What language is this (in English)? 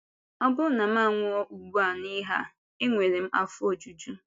Igbo